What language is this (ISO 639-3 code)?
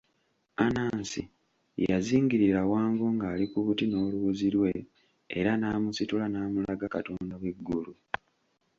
lug